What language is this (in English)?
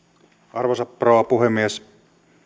Finnish